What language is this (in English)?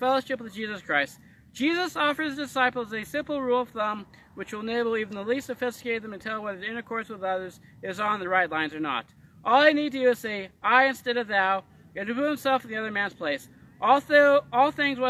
English